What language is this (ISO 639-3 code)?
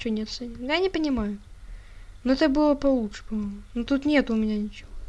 rus